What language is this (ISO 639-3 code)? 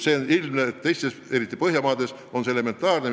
est